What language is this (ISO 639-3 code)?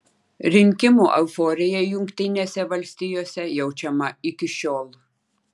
lit